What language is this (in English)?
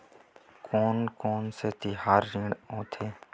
Chhattisgarhi